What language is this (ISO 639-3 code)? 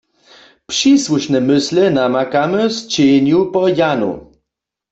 hsb